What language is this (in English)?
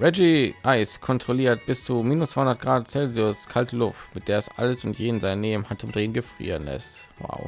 German